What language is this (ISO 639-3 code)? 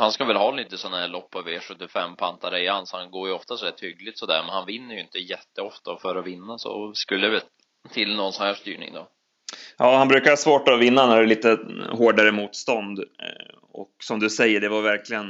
swe